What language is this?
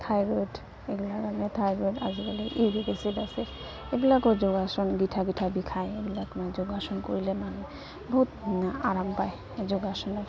Assamese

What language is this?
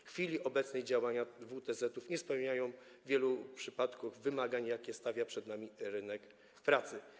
Polish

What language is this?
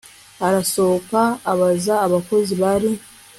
Kinyarwanda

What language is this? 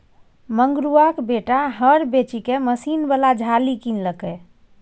Maithili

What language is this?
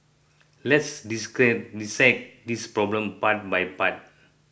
English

